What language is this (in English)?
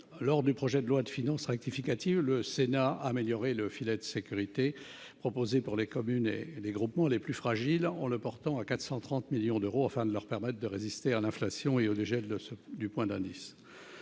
French